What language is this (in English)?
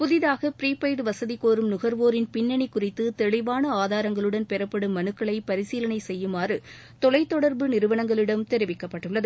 Tamil